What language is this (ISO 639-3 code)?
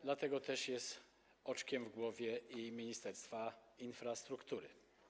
pol